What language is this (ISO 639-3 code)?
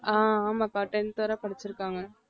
tam